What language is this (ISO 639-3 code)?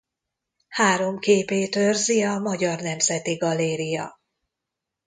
hun